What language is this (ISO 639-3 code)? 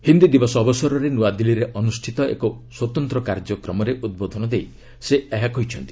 ori